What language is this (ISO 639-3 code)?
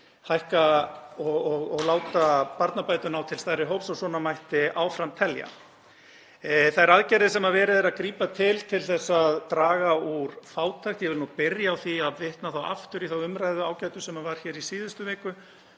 isl